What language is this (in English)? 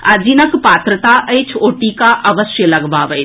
Maithili